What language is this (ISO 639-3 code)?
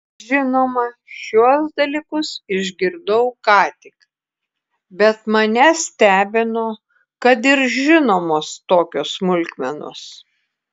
lit